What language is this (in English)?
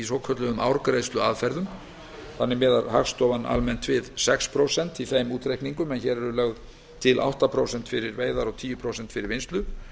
Icelandic